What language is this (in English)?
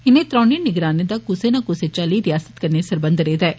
Dogri